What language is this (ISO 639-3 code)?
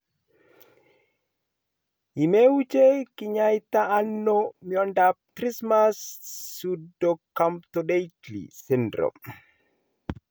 kln